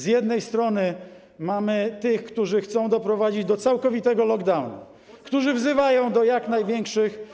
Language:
Polish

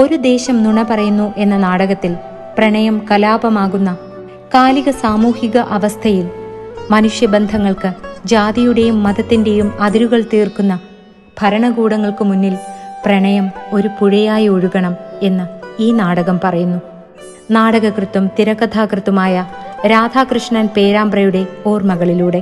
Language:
Malayalam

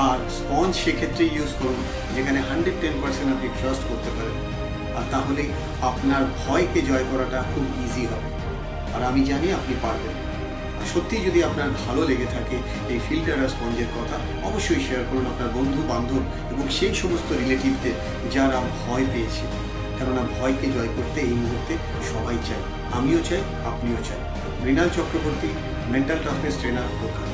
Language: Bangla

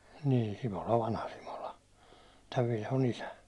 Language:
Finnish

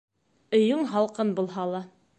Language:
Bashkir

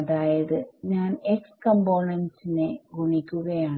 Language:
Malayalam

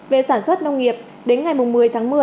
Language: Vietnamese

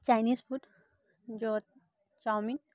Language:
Assamese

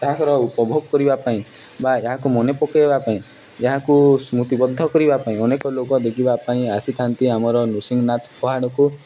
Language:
Odia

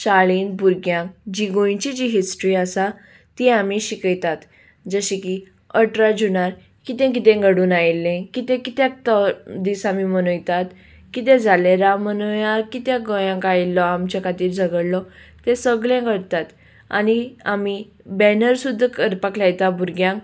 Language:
Konkani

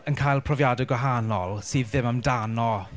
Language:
Welsh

